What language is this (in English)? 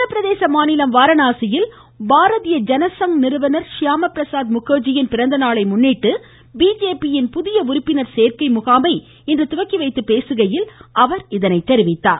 Tamil